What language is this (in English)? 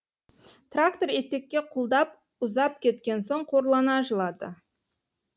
Kazakh